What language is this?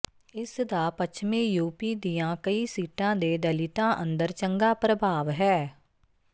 Punjabi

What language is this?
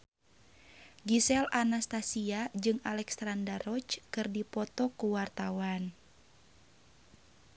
Sundanese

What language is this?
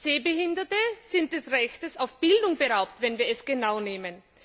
German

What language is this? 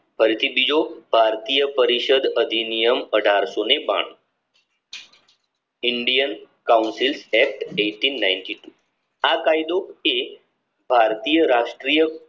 Gujarati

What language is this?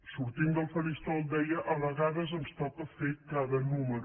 Catalan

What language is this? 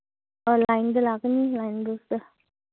Manipuri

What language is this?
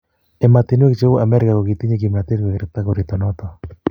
Kalenjin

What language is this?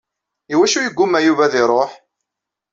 Kabyle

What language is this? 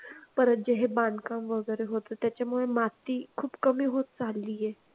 Marathi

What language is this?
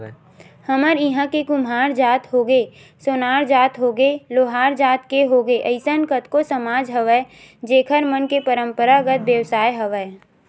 Chhattisgarhi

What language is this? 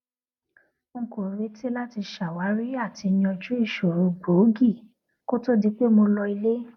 Yoruba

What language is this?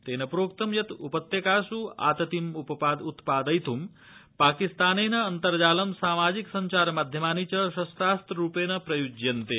Sanskrit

